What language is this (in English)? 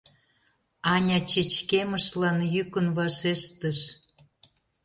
Mari